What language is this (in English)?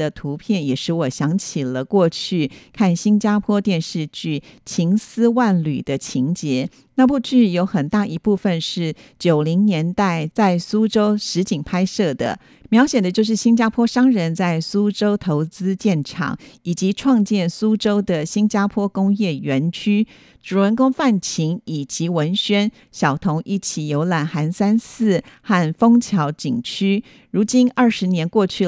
Chinese